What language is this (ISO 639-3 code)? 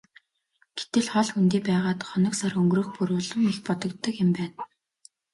mon